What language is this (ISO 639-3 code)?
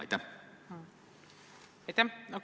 est